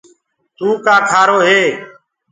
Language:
Gurgula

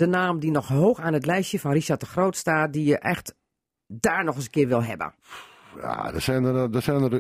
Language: Dutch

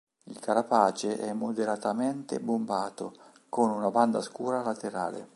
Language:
Italian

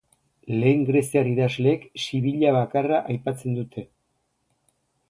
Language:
Basque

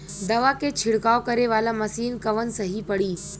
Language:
Bhojpuri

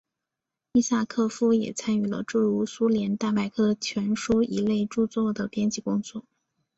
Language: Chinese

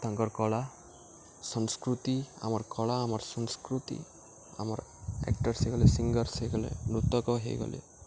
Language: Odia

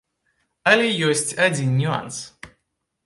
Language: Belarusian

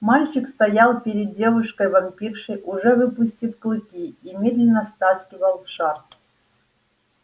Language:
Russian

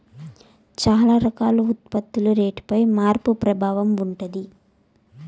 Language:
Telugu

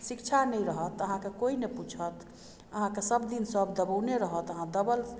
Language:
Maithili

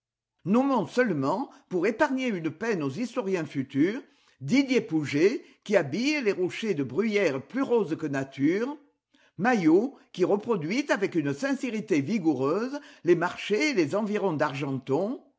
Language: French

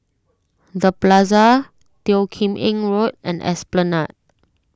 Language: English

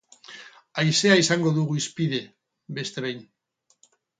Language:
Basque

